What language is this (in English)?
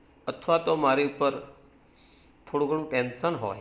Gujarati